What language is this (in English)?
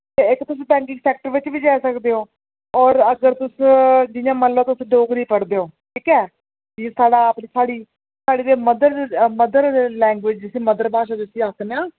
Dogri